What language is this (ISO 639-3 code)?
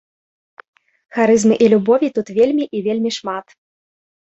bel